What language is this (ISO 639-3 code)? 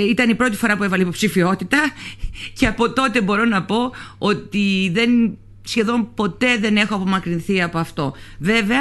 ell